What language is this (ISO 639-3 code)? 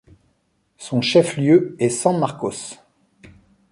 fra